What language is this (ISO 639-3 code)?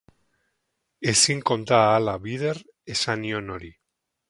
eus